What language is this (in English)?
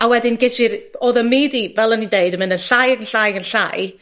Welsh